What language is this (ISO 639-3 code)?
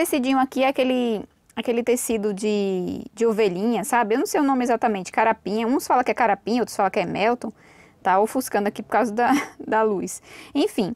por